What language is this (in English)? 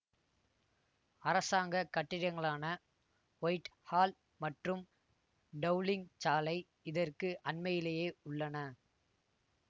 Tamil